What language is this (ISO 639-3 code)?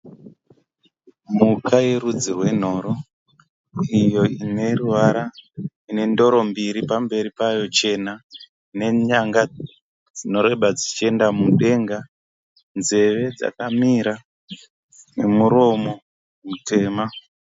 sna